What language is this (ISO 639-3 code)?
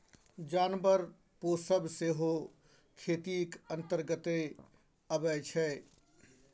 mai